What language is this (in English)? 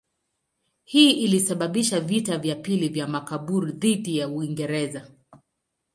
Swahili